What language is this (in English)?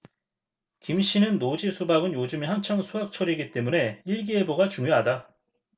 Korean